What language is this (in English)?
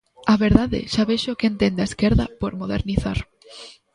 Galician